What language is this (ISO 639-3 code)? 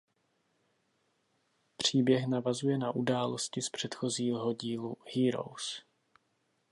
ces